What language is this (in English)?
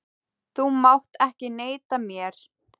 Icelandic